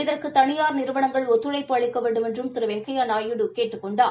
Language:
Tamil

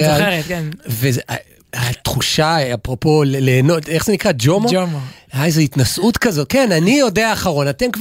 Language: Hebrew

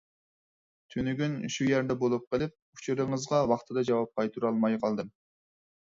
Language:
Uyghur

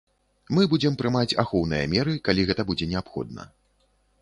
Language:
Belarusian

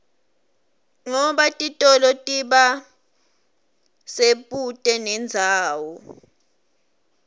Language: Swati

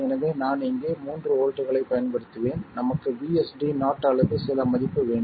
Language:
Tamil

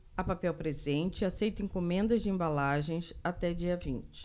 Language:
Portuguese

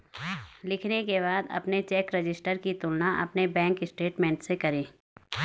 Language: Hindi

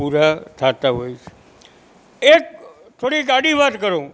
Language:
Gujarati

